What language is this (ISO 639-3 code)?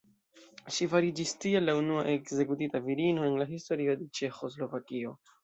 epo